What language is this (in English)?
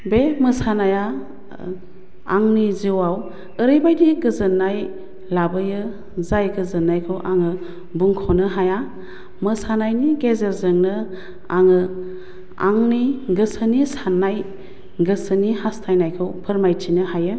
Bodo